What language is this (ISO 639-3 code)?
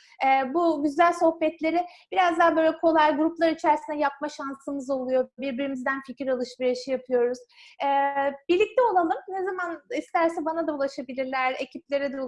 tur